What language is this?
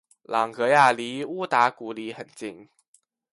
Chinese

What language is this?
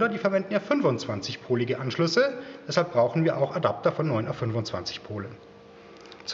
German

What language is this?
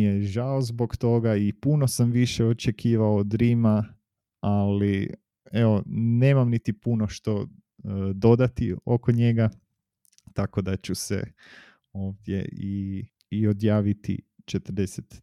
Croatian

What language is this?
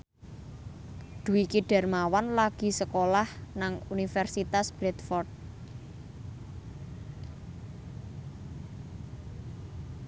Javanese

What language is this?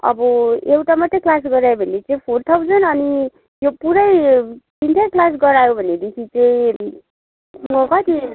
Nepali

